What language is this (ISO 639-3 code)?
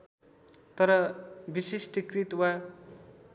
nep